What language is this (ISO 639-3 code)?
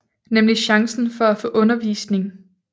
dan